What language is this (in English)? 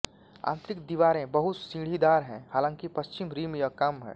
Hindi